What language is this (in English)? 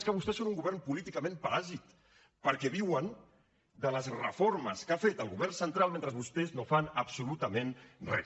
Catalan